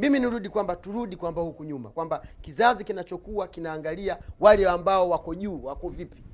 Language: Swahili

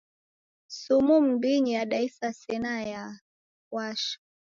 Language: Taita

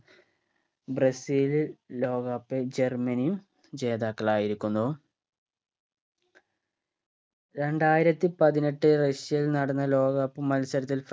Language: Malayalam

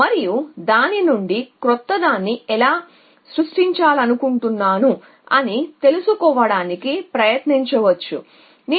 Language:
Telugu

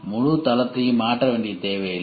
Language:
Tamil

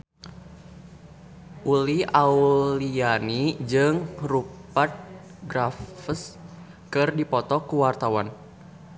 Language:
Sundanese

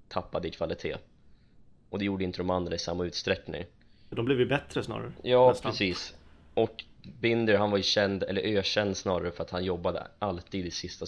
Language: Swedish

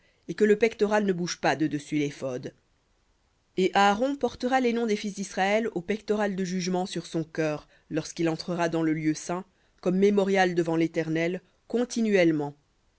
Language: French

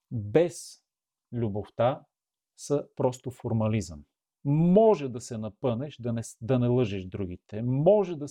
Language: Bulgarian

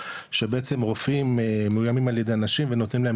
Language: Hebrew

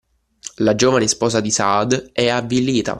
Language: Italian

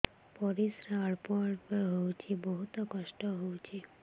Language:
Odia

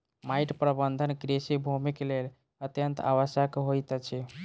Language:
Maithili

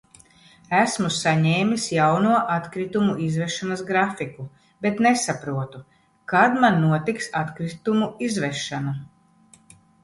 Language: Latvian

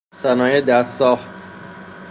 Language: Persian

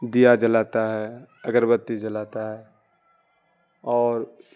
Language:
Urdu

